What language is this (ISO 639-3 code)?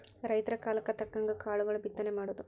kan